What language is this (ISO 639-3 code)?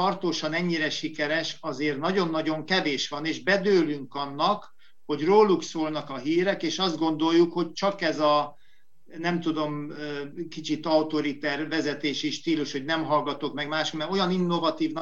hun